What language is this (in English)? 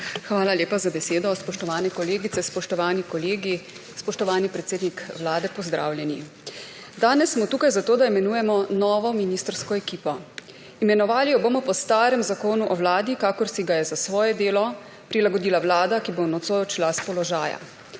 Slovenian